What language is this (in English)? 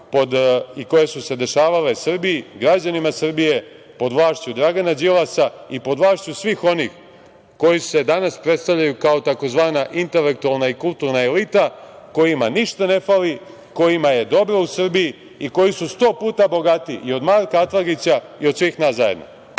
Serbian